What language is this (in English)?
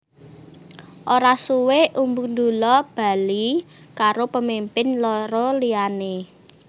Javanese